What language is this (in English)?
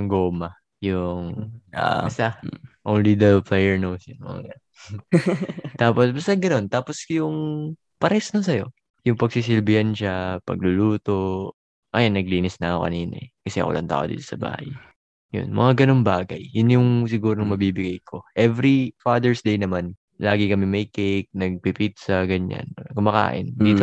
Filipino